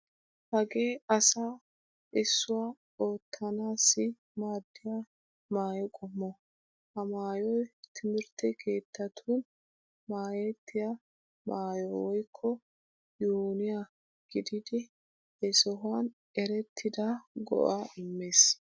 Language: Wolaytta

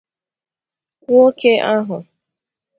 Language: Igbo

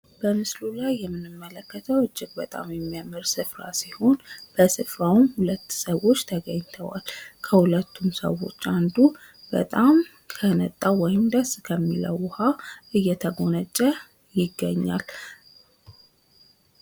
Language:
Amharic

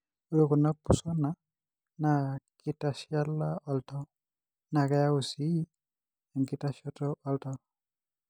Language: Masai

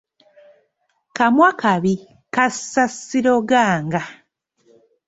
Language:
Ganda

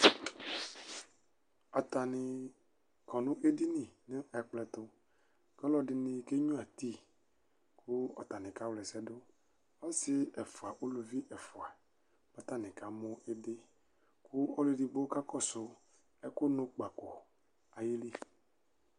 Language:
Ikposo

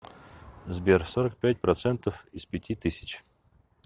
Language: Russian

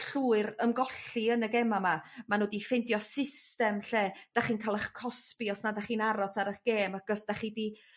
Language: Welsh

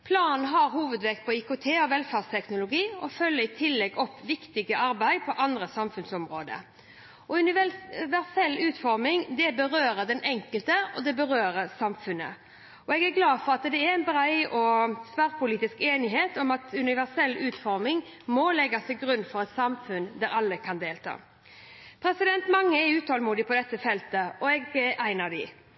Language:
Norwegian Bokmål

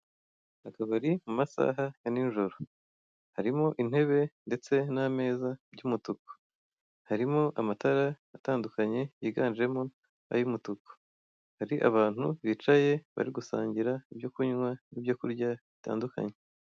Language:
Kinyarwanda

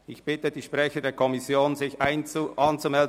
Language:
Swiss German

